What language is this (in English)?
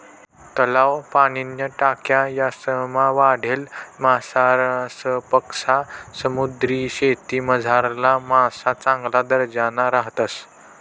Marathi